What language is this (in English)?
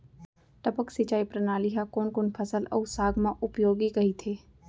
Chhattisgarhi